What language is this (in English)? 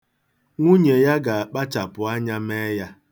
Igbo